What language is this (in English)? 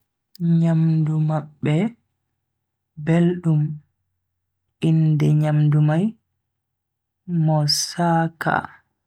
Bagirmi Fulfulde